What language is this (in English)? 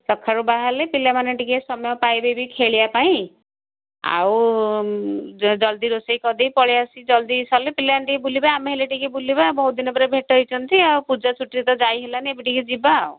Odia